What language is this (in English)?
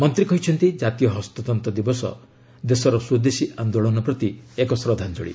Odia